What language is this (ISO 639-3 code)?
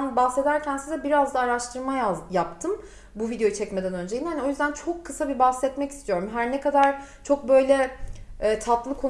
tur